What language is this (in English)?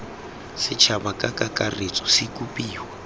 Tswana